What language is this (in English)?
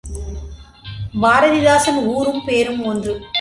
Tamil